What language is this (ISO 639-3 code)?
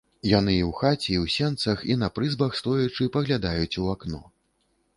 bel